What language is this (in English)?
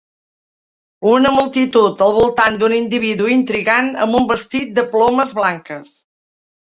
Catalan